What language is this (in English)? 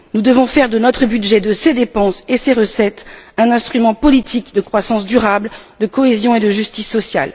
French